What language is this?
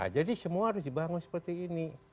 Indonesian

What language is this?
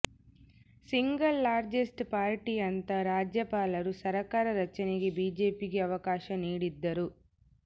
Kannada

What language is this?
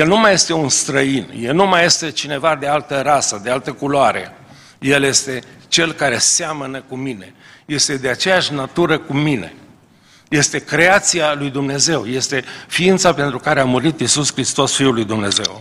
Romanian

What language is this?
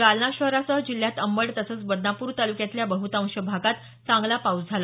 Marathi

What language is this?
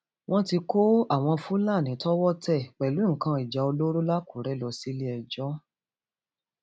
Yoruba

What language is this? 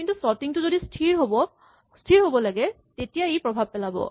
Assamese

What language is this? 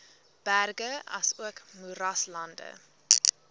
Afrikaans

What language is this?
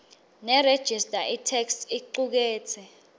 Swati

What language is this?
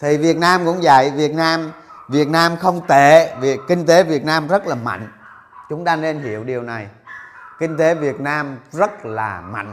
Vietnamese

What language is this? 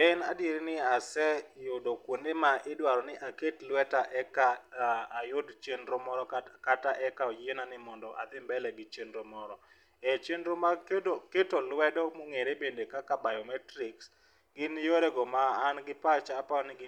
Luo (Kenya and Tanzania)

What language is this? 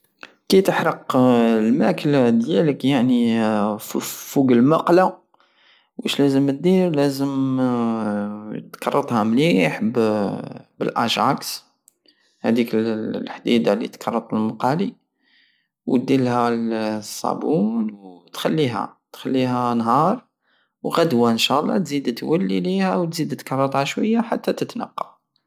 Algerian Saharan Arabic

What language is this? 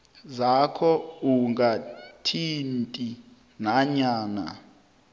South Ndebele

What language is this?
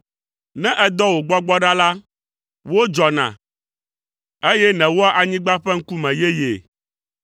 Ewe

